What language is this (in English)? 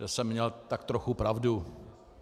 Czech